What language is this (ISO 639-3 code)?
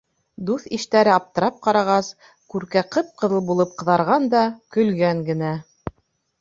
bak